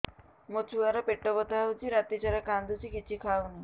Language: Odia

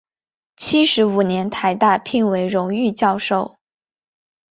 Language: Chinese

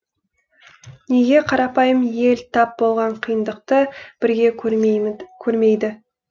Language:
Kazakh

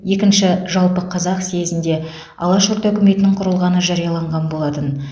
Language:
Kazakh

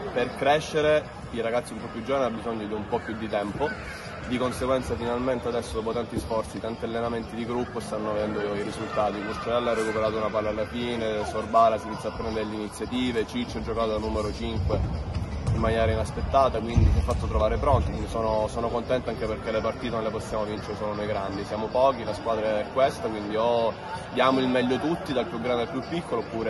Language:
Italian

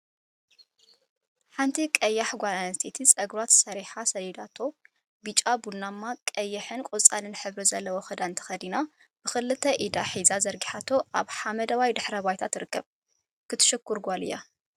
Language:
Tigrinya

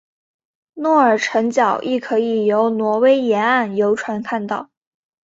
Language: Chinese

